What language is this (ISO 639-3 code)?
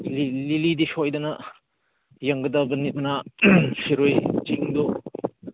mni